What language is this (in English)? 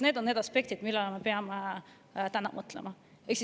Estonian